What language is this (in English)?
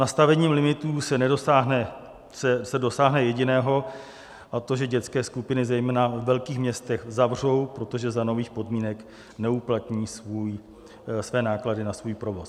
Czech